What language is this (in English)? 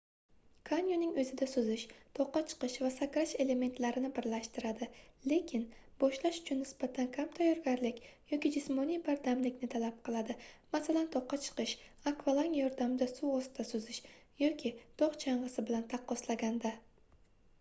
Uzbek